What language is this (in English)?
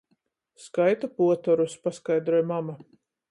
Latgalian